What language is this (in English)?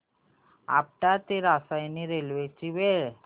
Marathi